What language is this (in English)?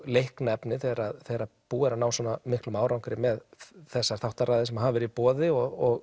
Icelandic